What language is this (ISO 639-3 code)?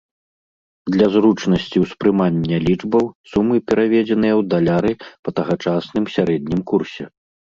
bel